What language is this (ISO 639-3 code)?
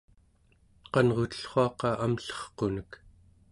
esu